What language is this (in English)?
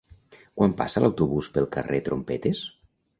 Catalan